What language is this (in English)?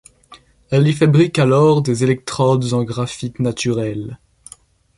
French